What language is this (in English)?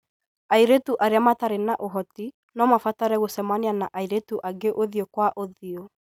Kikuyu